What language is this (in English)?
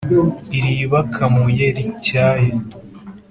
Kinyarwanda